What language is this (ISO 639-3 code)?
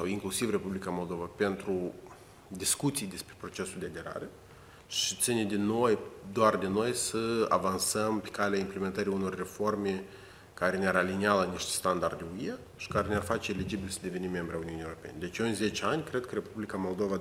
ron